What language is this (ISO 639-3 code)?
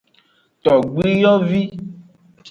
ajg